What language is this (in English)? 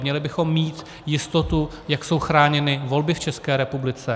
Czech